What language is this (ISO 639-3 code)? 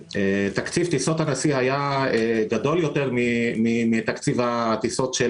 heb